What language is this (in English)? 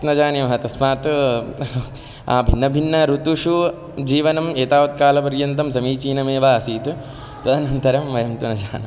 Sanskrit